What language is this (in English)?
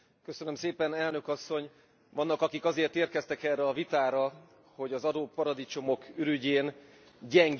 Hungarian